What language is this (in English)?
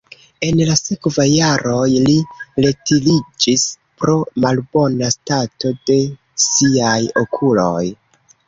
Esperanto